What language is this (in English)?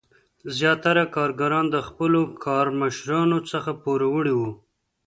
Pashto